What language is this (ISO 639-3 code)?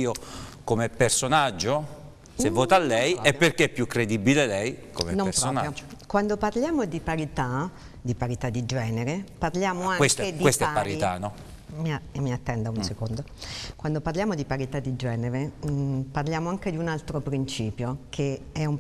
ita